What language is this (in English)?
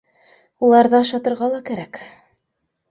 Bashkir